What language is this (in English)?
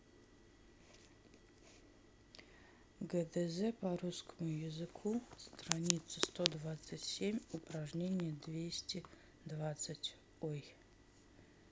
Russian